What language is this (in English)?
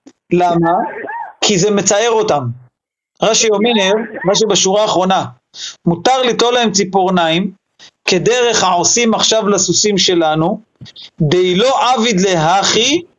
Hebrew